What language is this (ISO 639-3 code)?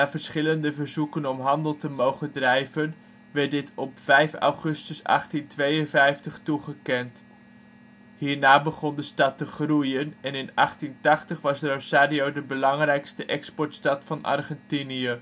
nld